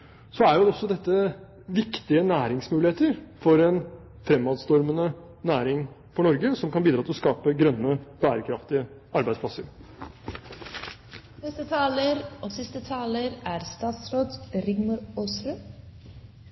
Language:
Norwegian Bokmål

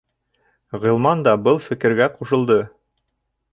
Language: Bashkir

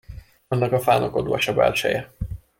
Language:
Hungarian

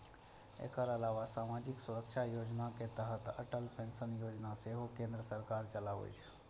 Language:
Maithili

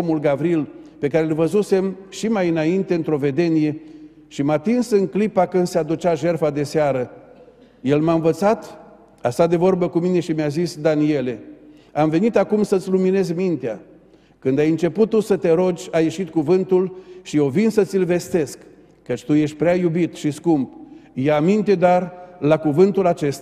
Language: Romanian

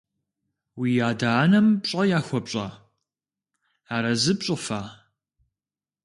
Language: Kabardian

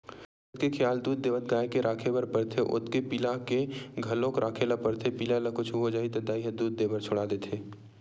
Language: Chhattisgarhi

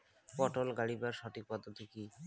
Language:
Bangla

